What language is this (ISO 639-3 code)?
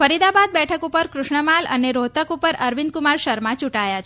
guj